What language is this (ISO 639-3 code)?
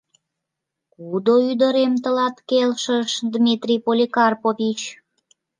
chm